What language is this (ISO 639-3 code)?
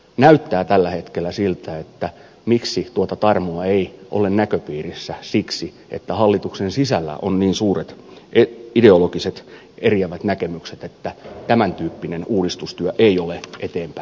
fin